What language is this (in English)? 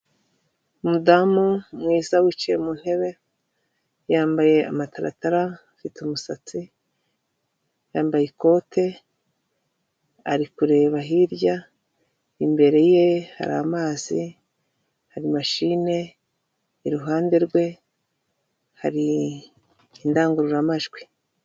Kinyarwanda